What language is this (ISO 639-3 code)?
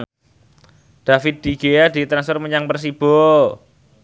jav